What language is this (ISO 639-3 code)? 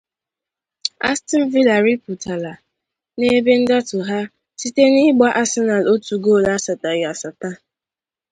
ibo